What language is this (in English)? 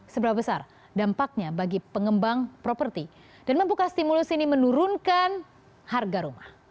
Indonesian